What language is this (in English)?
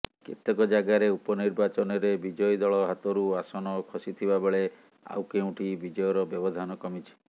Odia